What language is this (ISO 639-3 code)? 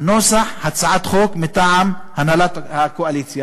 heb